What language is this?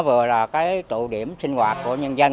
Vietnamese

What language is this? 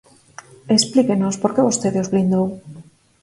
Galician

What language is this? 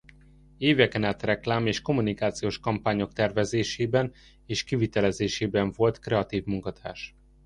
Hungarian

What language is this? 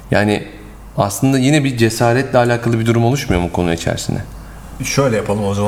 Turkish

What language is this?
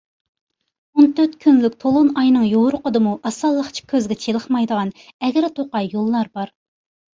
Uyghur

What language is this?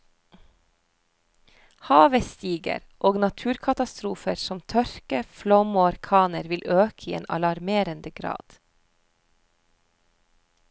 Norwegian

